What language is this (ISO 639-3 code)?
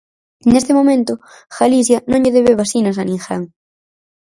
glg